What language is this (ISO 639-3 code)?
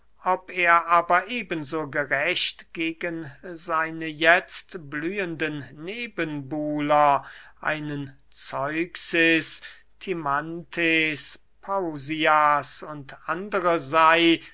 deu